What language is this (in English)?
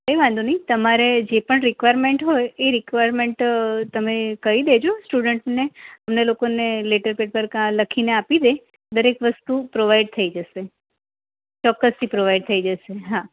Gujarati